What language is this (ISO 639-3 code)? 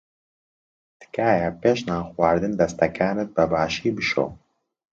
ckb